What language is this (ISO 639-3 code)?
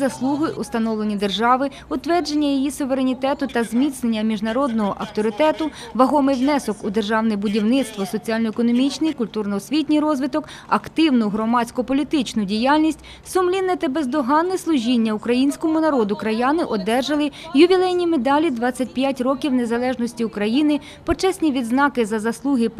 ukr